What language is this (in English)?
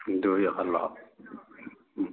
Manipuri